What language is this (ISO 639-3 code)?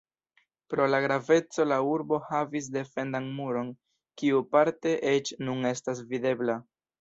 epo